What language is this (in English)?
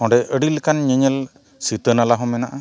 Santali